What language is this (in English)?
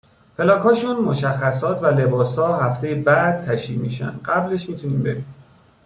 Persian